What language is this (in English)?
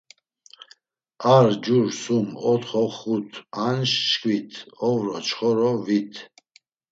Laz